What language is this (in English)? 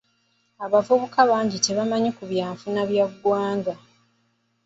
Ganda